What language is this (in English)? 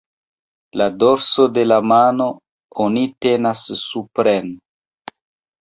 Esperanto